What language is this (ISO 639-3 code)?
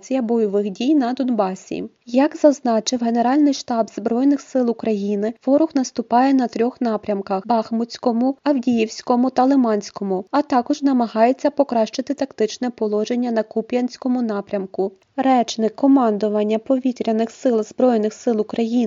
ukr